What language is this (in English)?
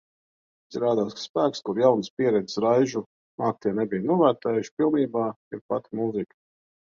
Latvian